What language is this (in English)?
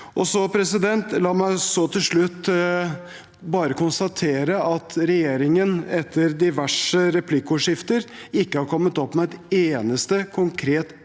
Norwegian